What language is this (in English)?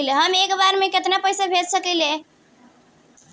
Bhojpuri